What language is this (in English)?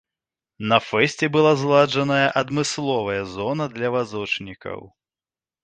Belarusian